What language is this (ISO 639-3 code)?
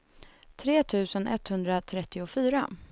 swe